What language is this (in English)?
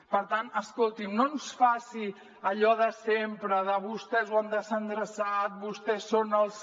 Catalan